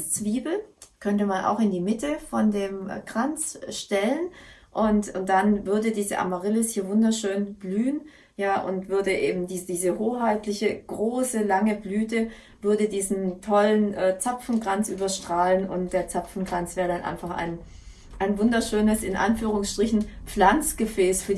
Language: German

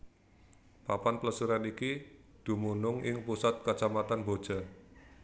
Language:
Javanese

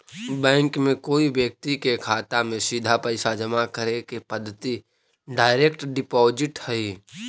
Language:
Magahi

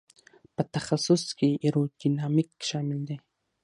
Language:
Pashto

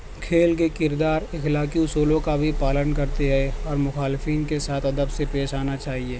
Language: Urdu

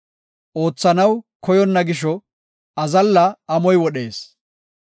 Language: Gofa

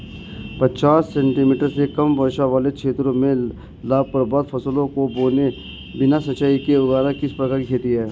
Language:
Hindi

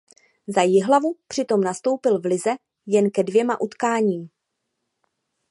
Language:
Czech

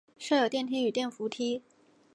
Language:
Chinese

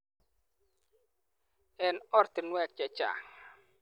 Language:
Kalenjin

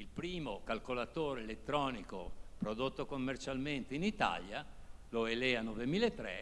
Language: Italian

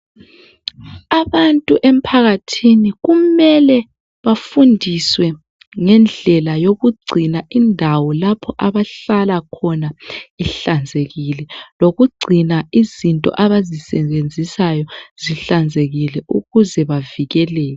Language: North Ndebele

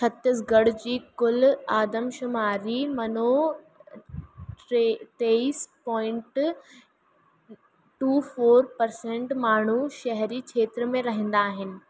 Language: Sindhi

